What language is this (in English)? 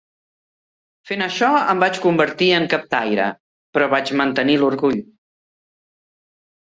Catalan